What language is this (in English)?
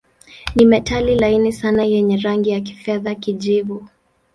Swahili